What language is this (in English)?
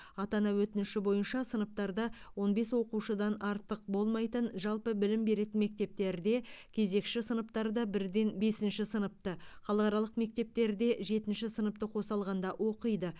Kazakh